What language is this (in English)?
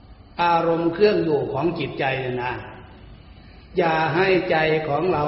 Thai